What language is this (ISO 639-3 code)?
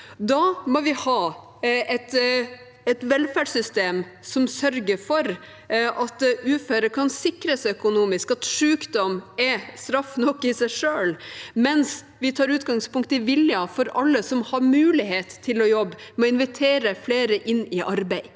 nor